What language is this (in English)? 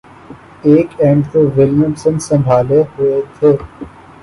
Urdu